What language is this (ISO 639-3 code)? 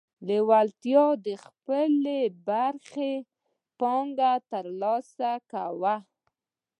pus